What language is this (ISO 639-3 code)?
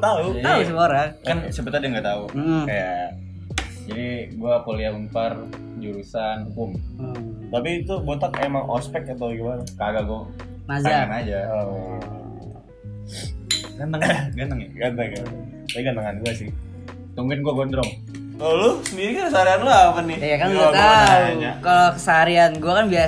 ind